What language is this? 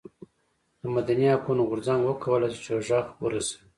Pashto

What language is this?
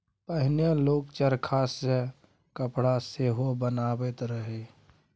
Maithili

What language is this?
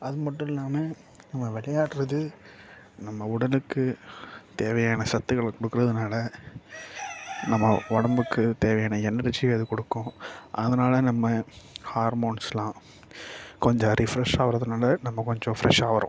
Tamil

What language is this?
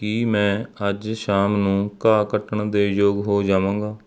Punjabi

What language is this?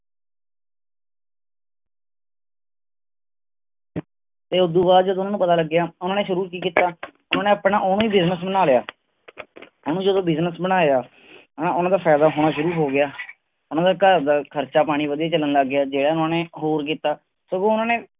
Punjabi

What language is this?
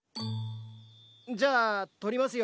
Japanese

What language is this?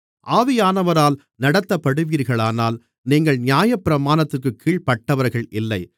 Tamil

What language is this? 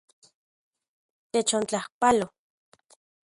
Central Puebla Nahuatl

